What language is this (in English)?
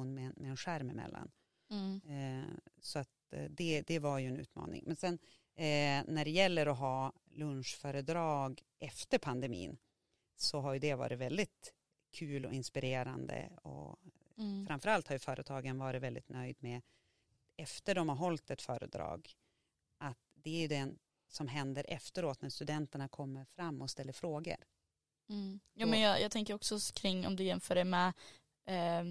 Swedish